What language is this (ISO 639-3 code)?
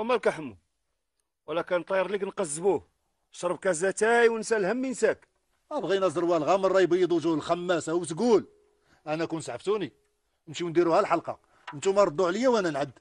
ara